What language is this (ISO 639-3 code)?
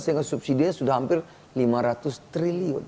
ind